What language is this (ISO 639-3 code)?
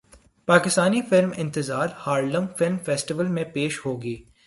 urd